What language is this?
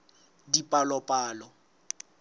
Southern Sotho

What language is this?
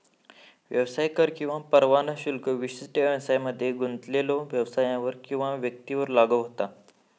Marathi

